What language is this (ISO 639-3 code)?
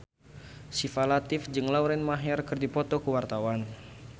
sun